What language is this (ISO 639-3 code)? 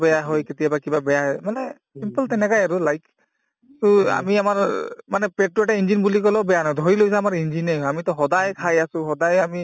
asm